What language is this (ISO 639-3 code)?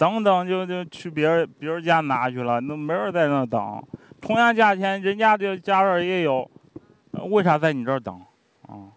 zho